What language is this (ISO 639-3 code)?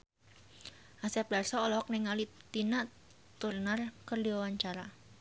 sun